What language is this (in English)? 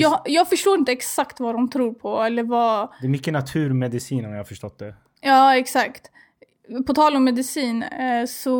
Swedish